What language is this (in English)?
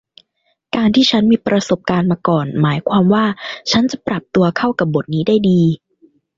Thai